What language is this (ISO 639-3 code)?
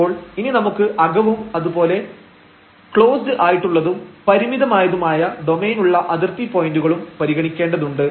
mal